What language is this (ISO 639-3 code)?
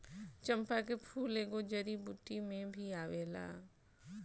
bho